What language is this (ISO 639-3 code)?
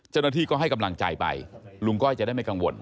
tha